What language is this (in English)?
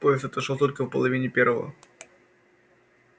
Russian